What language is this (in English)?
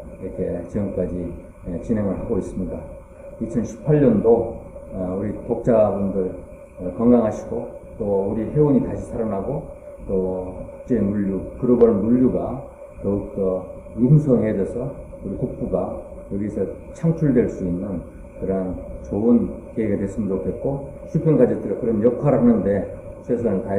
Korean